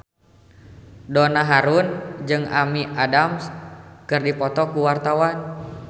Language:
Sundanese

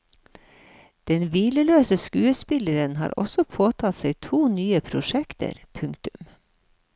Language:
Norwegian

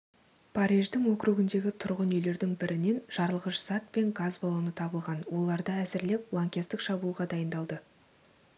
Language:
Kazakh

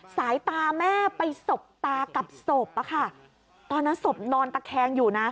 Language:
Thai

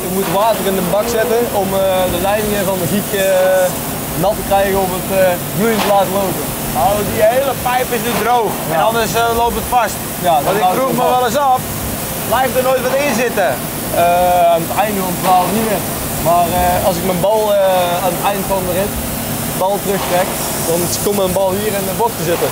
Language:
Dutch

